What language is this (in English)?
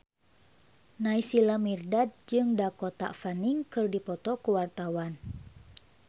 Sundanese